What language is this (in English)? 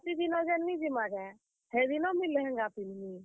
Odia